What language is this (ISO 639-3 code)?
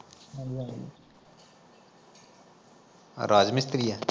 pan